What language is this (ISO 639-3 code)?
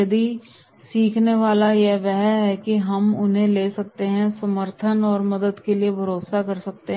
hin